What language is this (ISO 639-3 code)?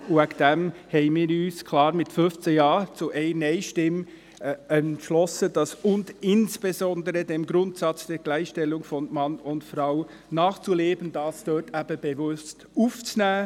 gsw